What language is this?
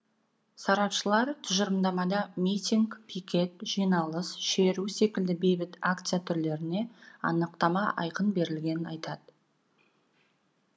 Kazakh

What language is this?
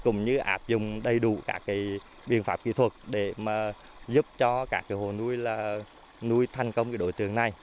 Vietnamese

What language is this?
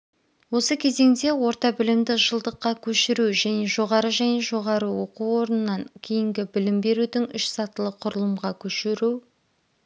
Kazakh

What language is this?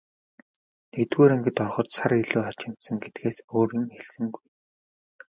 Mongolian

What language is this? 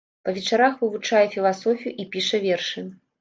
Belarusian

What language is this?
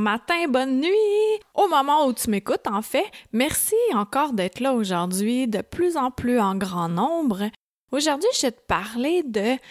French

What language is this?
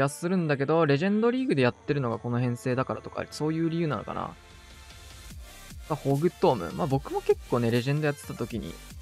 Japanese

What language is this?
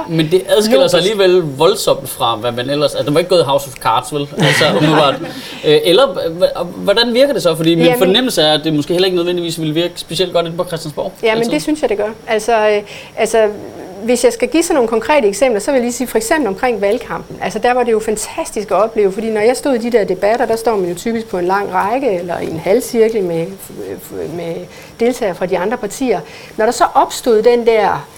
Danish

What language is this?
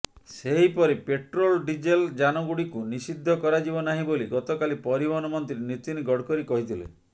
Odia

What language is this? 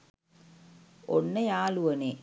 Sinhala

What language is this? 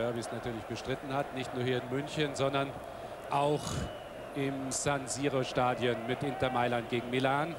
German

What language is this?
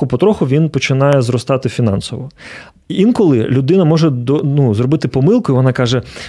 Ukrainian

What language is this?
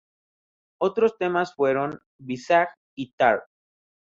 Spanish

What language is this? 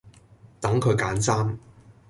Cantonese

